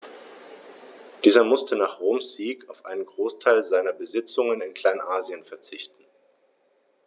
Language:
German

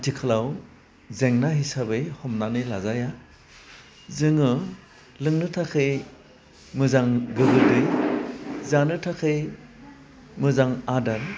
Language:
Bodo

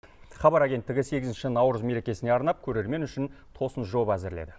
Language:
Kazakh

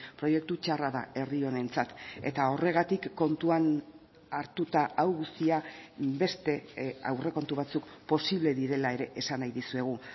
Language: Basque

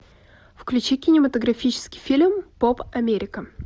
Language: Russian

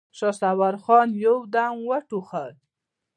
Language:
Pashto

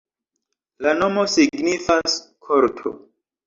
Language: Esperanto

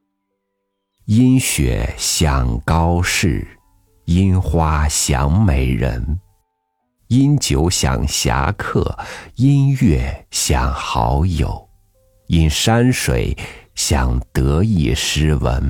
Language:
Chinese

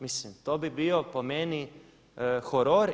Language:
Croatian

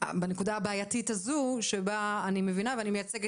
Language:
Hebrew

